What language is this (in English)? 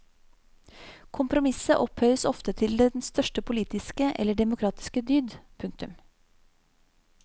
Norwegian